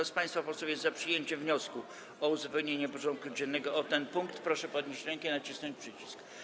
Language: Polish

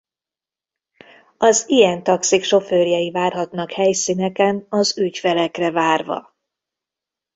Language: Hungarian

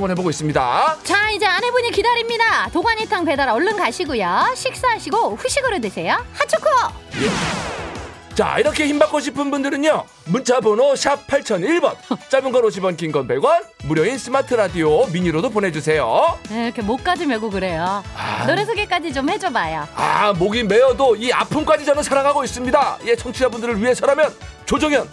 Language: Korean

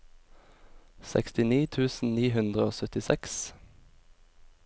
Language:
Norwegian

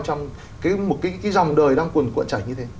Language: Vietnamese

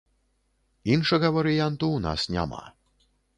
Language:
Belarusian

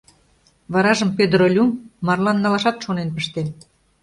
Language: Mari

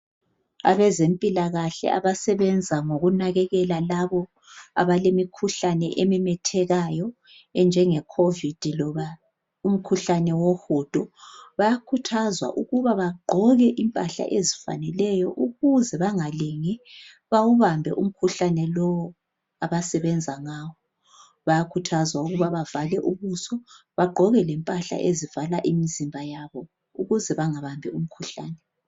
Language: North Ndebele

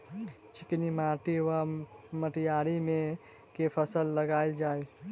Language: Maithili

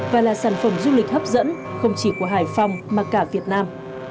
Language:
Vietnamese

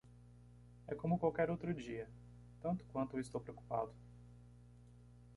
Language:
Portuguese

